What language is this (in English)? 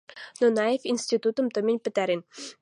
Western Mari